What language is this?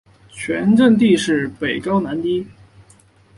Chinese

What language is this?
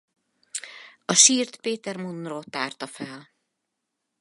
Hungarian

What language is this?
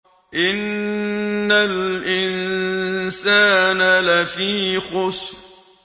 Arabic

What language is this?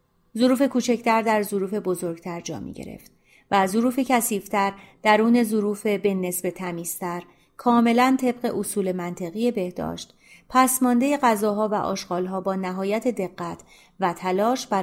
Persian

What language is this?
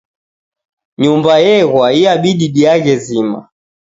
Taita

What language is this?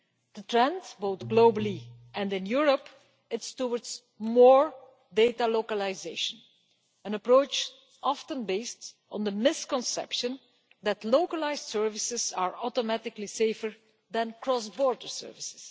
English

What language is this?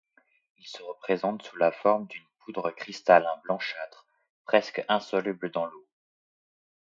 French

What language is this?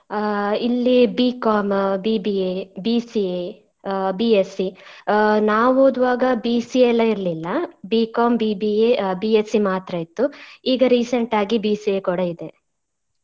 Kannada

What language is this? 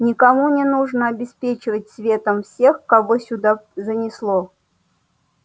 Russian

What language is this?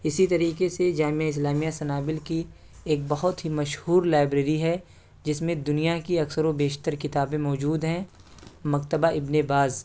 Urdu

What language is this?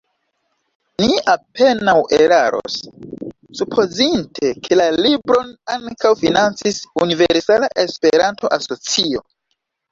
Esperanto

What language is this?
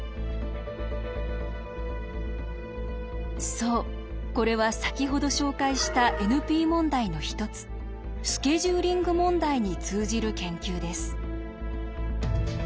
Japanese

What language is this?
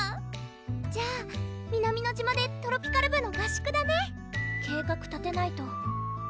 Japanese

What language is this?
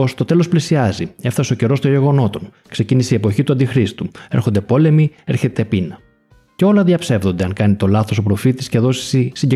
Greek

